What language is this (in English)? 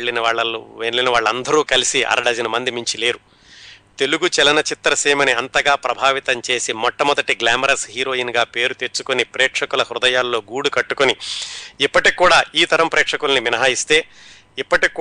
Telugu